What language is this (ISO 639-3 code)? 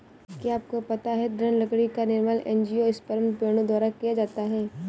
hin